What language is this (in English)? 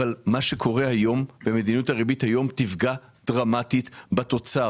Hebrew